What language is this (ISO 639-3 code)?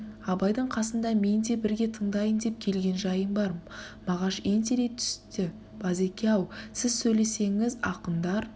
kaz